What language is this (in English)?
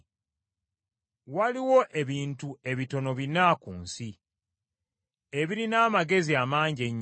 Ganda